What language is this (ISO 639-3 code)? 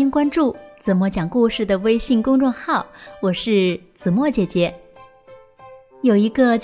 zho